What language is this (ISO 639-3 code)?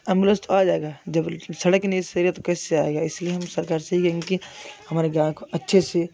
hin